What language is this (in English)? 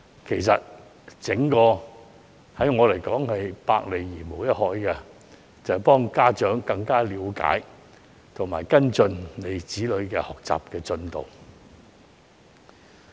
Cantonese